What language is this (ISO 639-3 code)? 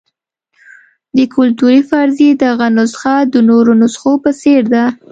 pus